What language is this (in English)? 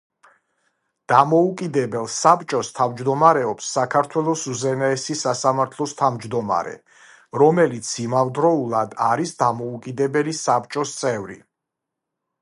Georgian